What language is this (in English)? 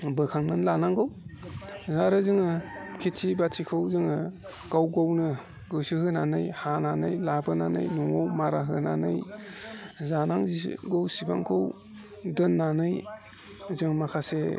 Bodo